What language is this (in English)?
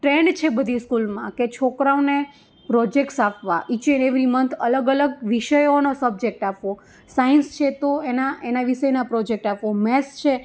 Gujarati